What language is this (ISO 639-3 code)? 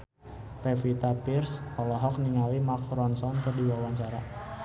sun